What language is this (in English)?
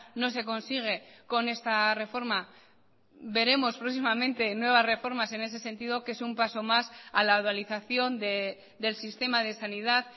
Spanish